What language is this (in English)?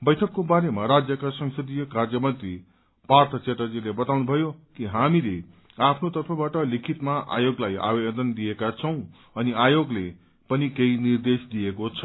Nepali